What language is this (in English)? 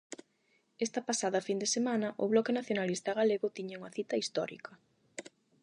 Galician